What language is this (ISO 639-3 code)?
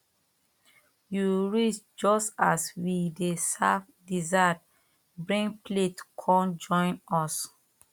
pcm